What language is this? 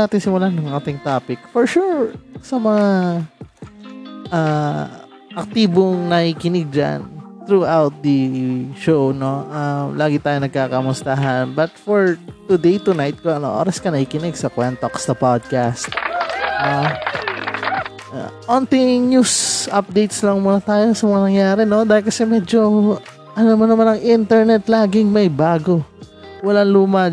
Filipino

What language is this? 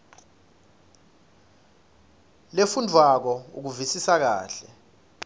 Swati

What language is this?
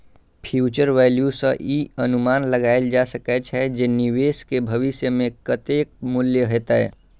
Maithili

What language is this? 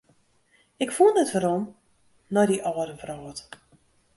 Western Frisian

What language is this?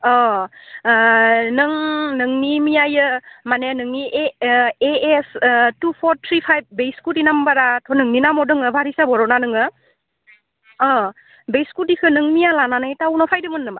Bodo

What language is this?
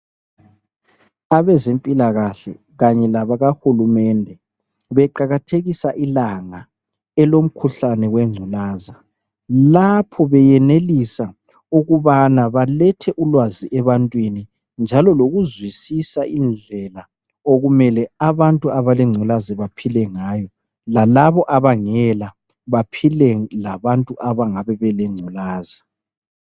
North Ndebele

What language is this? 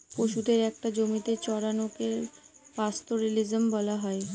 Bangla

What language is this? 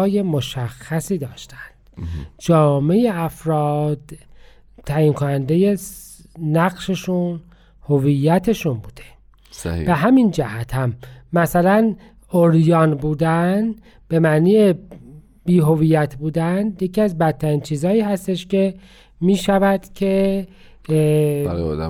Persian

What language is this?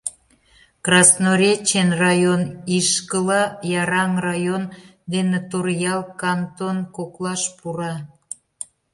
Mari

